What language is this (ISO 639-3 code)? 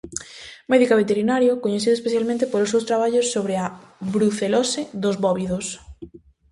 glg